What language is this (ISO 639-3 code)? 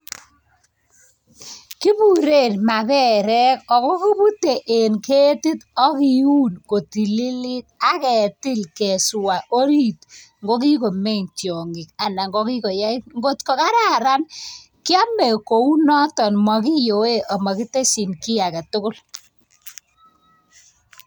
kln